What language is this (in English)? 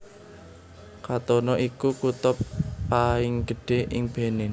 Javanese